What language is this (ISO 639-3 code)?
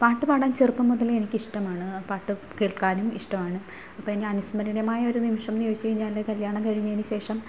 mal